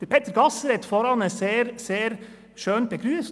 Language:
Swiss German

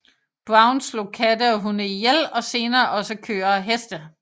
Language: Danish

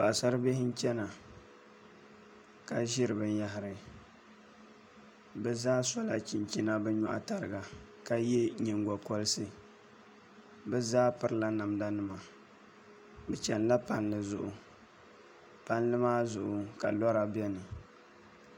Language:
Dagbani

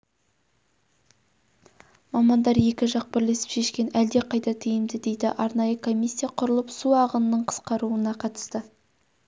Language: Kazakh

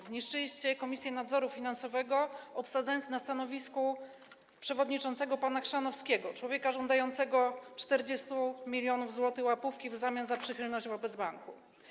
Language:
Polish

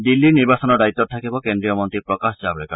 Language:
Assamese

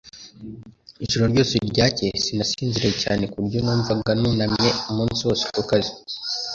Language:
Kinyarwanda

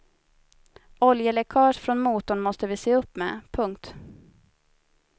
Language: Swedish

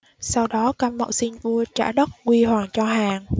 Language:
Vietnamese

